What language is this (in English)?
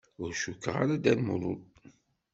Kabyle